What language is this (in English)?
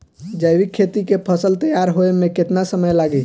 Bhojpuri